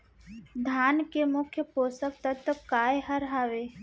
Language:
Chhattisgarhi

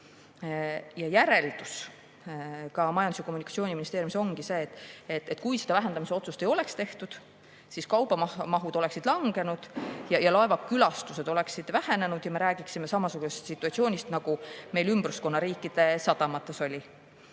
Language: Estonian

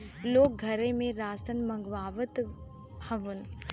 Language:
Bhojpuri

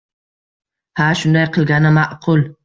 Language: Uzbek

